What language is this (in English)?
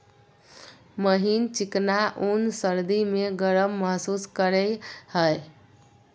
Magahi